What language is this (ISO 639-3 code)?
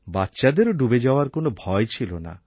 ben